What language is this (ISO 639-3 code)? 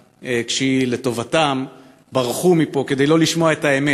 heb